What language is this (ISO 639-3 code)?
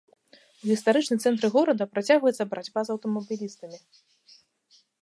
bel